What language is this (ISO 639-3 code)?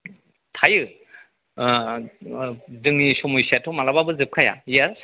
brx